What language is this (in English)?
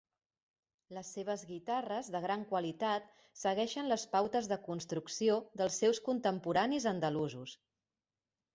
Catalan